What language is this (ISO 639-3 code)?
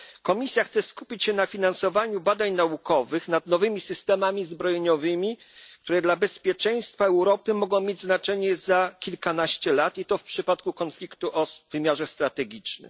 pol